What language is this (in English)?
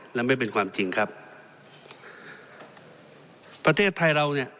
Thai